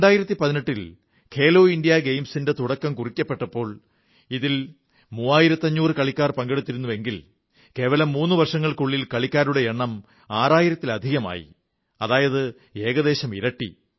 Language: Malayalam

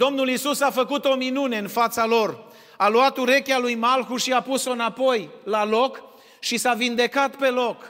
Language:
Romanian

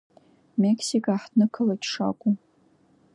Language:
Abkhazian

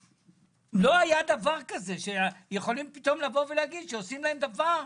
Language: Hebrew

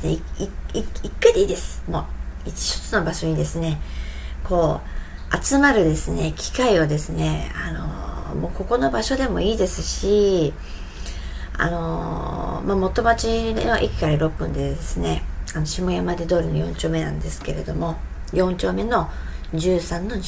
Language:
Japanese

